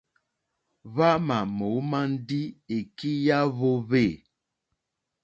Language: Mokpwe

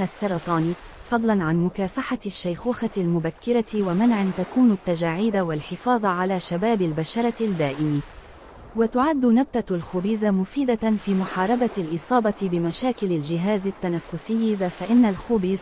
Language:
Arabic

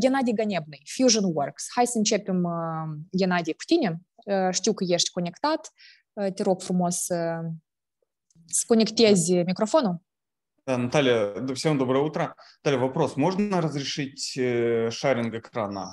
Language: Romanian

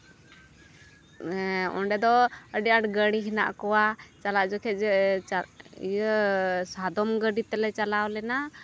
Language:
Santali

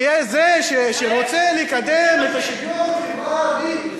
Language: Hebrew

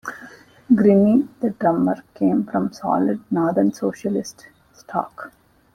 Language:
English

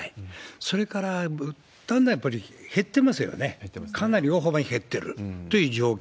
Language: Japanese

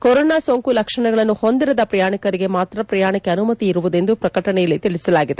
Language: Kannada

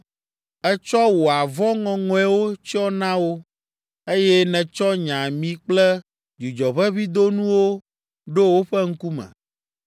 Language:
Ewe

